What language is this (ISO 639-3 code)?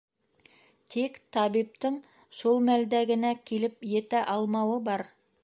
bak